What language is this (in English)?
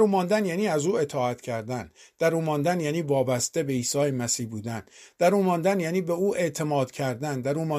Persian